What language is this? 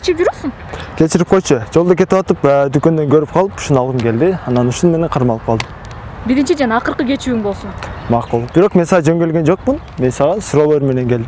Turkish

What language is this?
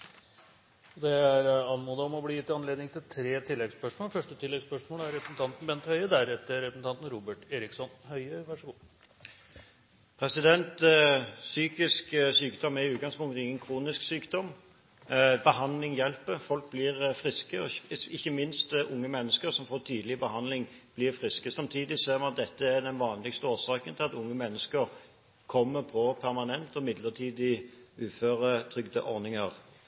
Norwegian Bokmål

